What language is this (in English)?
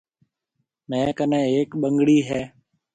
Marwari (Pakistan)